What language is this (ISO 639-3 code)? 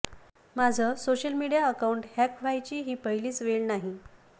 mar